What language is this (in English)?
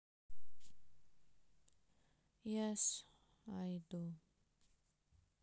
Russian